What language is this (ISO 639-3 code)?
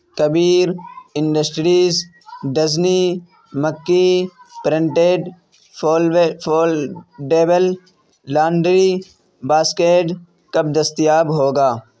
urd